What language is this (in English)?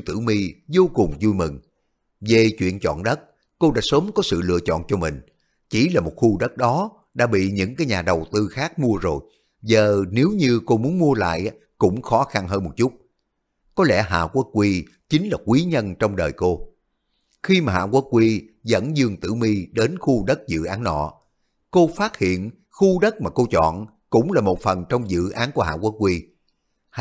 Vietnamese